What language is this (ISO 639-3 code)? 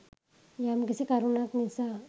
sin